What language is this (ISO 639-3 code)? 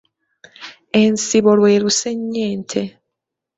lug